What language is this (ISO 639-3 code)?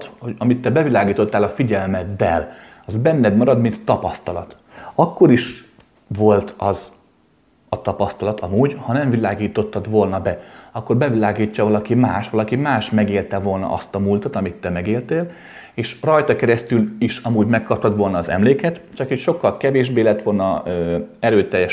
hun